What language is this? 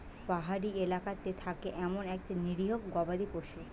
Bangla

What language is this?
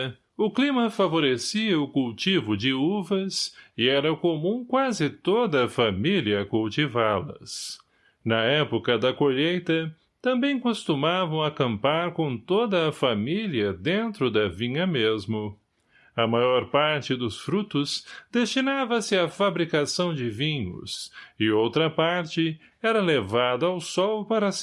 Portuguese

